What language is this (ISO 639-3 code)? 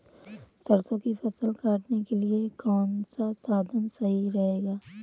hin